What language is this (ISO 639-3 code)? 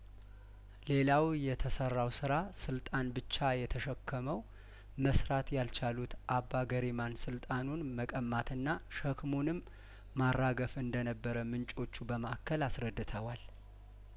amh